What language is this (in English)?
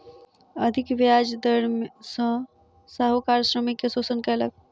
Maithili